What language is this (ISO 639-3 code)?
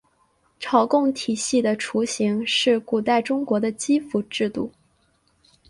zho